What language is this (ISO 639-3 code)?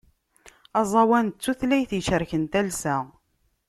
kab